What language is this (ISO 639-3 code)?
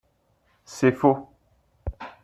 fra